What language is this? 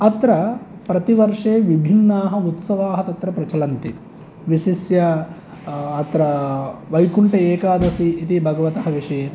Sanskrit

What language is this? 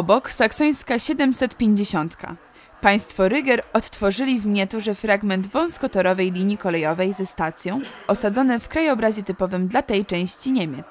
Polish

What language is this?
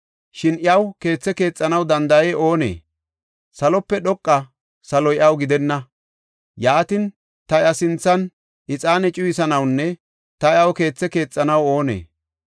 Gofa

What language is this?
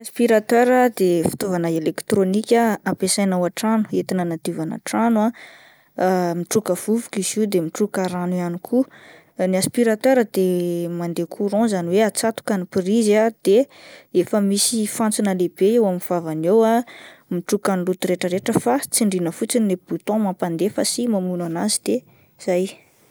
Malagasy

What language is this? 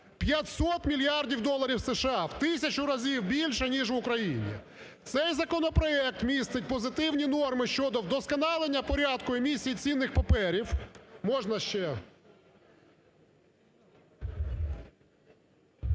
Ukrainian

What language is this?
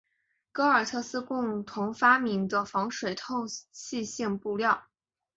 Chinese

